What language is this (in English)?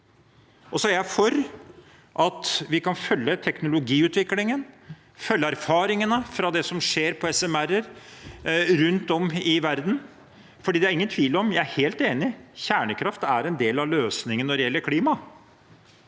Norwegian